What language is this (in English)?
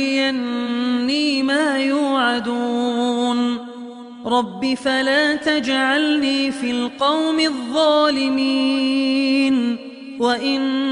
Arabic